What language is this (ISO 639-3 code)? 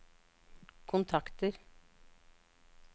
nor